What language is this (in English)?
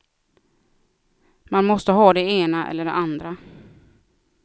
Swedish